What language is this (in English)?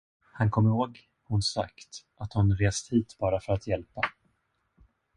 Swedish